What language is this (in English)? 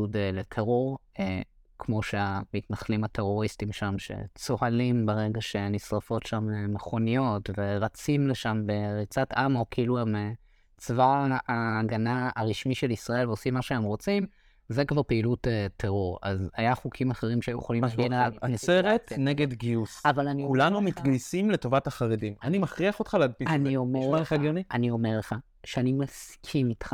Hebrew